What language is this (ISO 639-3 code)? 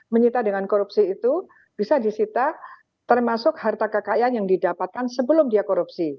ind